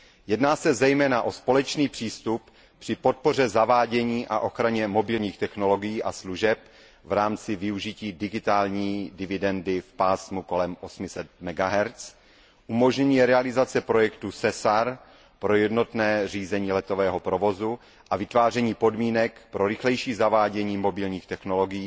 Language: Czech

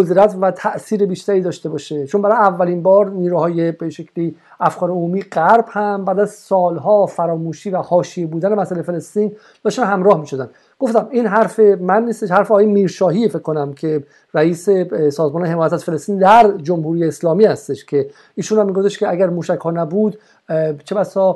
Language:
Persian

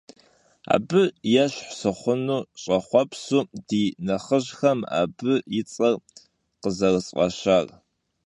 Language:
Kabardian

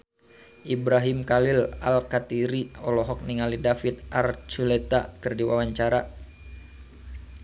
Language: Sundanese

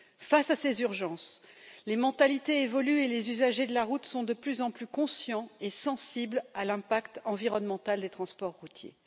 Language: French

